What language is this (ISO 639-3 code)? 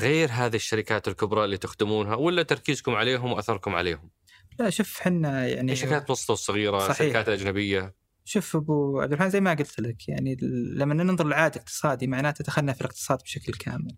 ara